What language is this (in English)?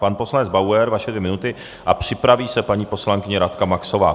Czech